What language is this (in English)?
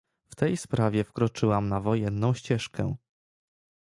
Polish